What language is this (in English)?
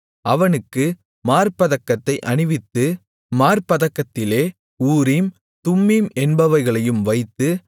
Tamil